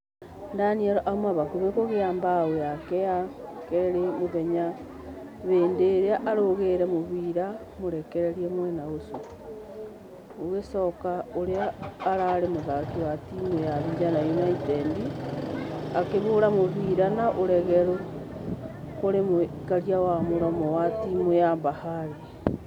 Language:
Kikuyu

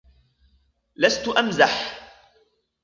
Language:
Arabic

